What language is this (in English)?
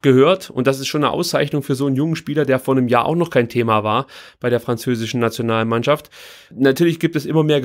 German